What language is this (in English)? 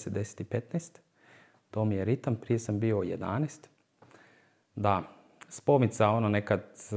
Croatian